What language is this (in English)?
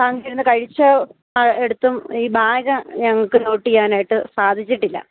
Malayalam